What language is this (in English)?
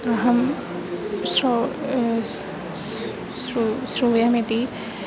Sanskrit